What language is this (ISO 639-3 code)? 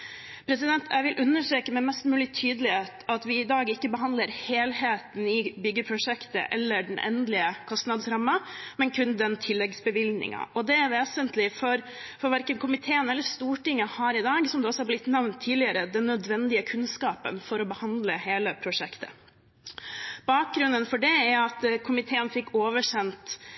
nob